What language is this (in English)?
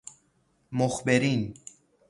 Persian